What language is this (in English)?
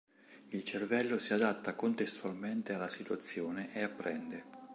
Italian